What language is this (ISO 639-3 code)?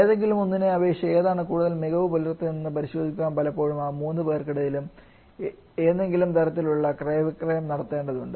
mal